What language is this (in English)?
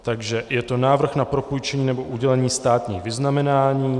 Czech